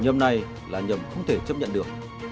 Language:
Vietnamese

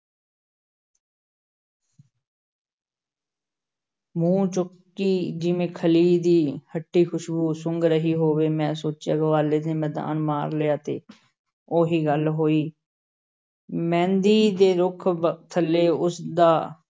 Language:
Punjabi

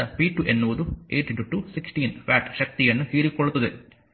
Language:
Kannada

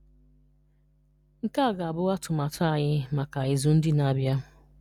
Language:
Igbo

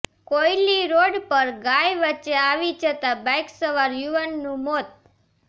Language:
Gujarati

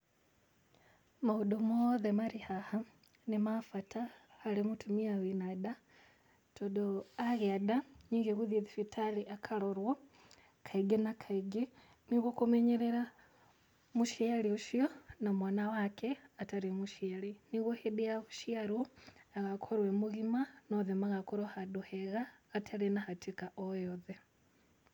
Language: Kikuyu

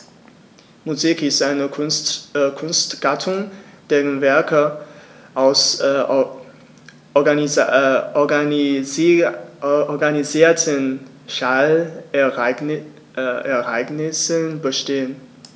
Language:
German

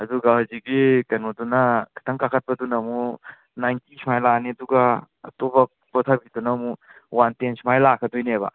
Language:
Manipuri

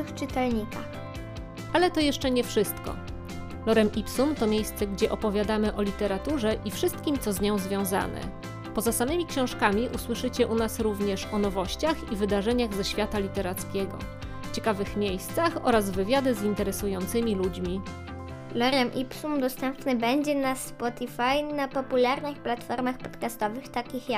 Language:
Polish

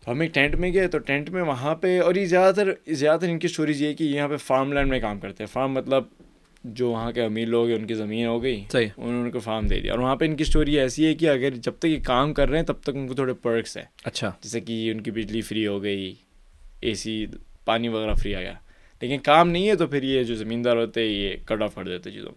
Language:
Urdu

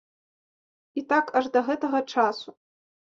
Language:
Belarusian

